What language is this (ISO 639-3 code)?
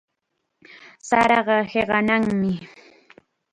qxa